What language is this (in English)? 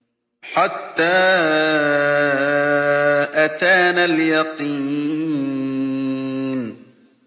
Arabic